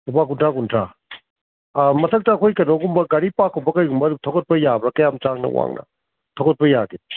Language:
Manipuri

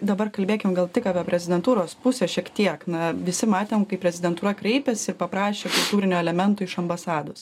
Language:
Lithuanian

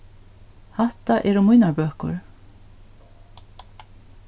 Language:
Faroese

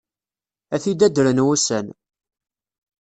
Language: Kabyle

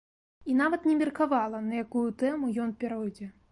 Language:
Belarusian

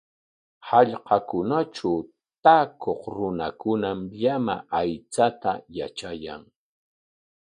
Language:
Corongo Ancash Quechua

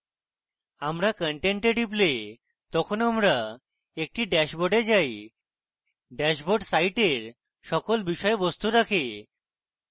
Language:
Bangla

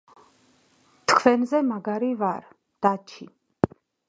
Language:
Georgian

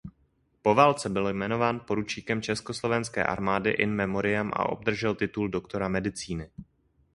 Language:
Czech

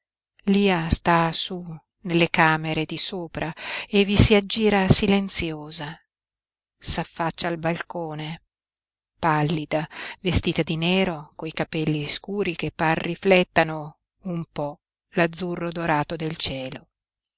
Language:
Italian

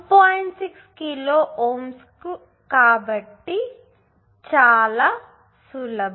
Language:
Telugu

